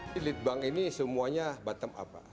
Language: Indonesian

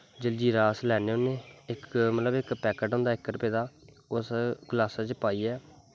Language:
Dogri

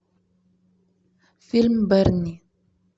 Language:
Russian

